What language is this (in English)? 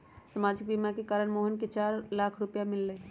Magahi